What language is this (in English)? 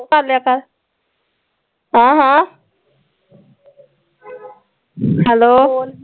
Punjabi